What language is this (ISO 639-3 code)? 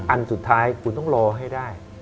tha